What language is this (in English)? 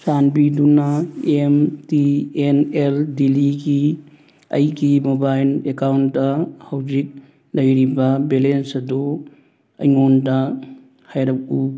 Manipuri